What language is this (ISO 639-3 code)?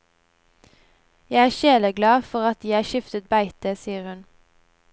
nor